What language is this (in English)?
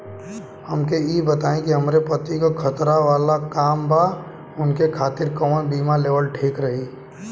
Bhojpuri